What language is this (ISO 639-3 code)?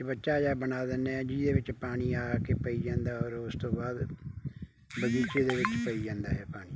pan